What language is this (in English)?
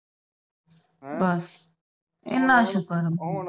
Punjabi